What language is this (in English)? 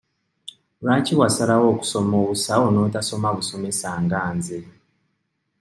Ganda